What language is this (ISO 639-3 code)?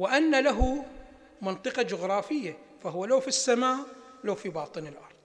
ara